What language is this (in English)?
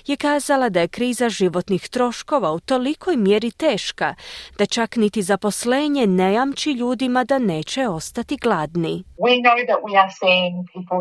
Croatian